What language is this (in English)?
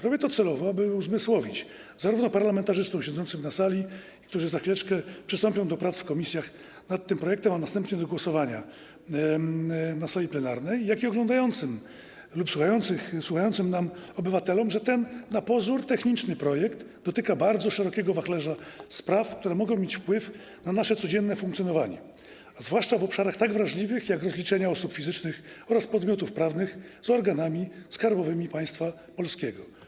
Polish